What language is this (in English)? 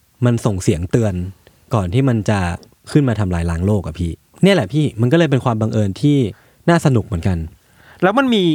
Thai